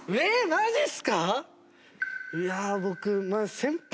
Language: Japanese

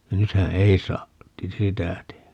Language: Finnish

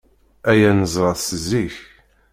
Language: Kabyle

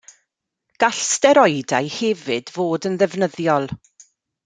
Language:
Welsh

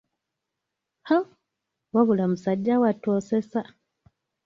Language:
Ganda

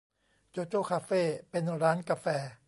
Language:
Thai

